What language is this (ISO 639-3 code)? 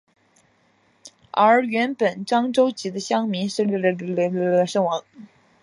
zho